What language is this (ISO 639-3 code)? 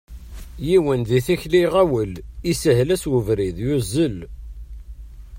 kab